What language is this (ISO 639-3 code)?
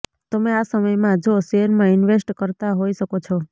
guj